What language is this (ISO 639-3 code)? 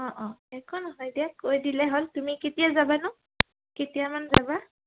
asm